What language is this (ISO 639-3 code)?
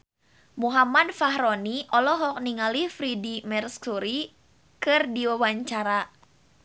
sun